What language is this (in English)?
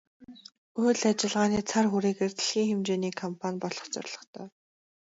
Mongolian